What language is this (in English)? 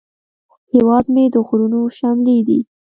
Pashto